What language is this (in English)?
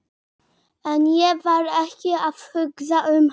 Icelandic